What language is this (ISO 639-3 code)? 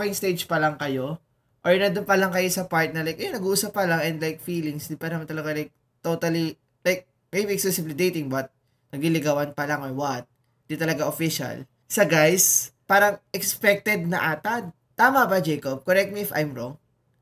fil